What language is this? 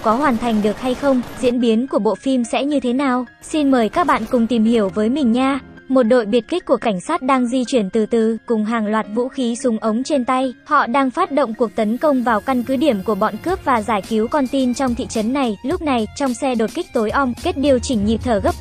Vietnamese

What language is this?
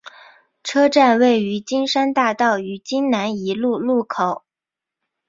Chinese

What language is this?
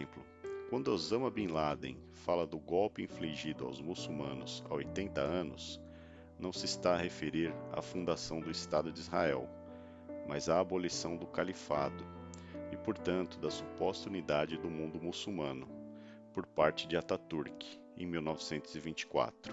Portuguese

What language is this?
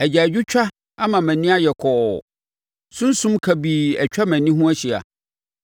Akan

